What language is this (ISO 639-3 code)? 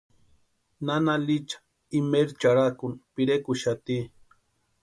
pua